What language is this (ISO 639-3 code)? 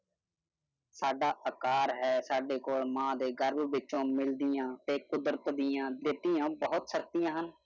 pan